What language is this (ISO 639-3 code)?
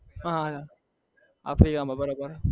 guj